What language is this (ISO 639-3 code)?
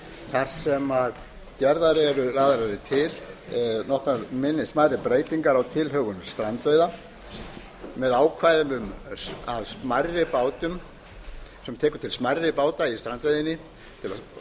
isl